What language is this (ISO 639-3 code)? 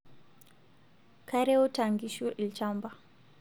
mas